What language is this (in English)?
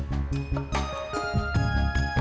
Indonesian